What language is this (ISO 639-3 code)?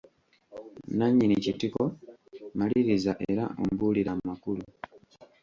lug